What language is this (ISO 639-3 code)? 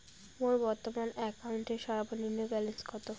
ben